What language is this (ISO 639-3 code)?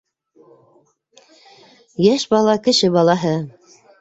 bak